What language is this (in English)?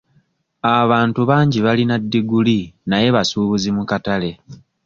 Ganda